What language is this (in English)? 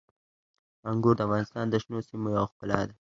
Pashto